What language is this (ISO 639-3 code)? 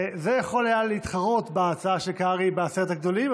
heb